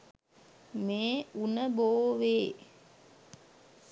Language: Sinhala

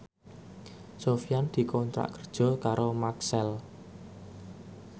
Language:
Javanese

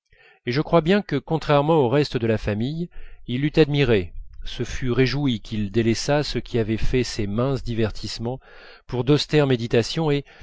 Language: French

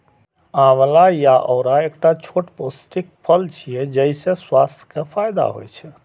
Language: Maithili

